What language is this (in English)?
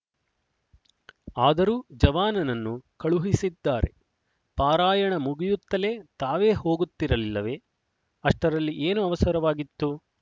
Kannada